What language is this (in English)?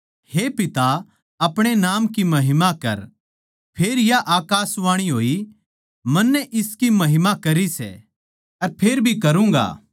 Haryanvi